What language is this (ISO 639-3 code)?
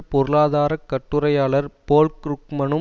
tam